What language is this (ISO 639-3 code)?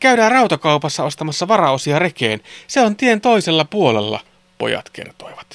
fin